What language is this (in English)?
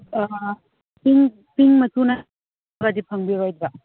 Manipuri